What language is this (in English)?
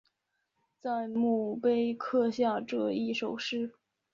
Chinese